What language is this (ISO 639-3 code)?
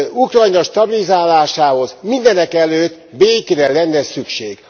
hun